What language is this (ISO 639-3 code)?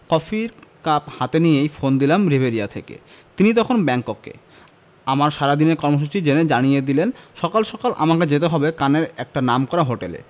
ben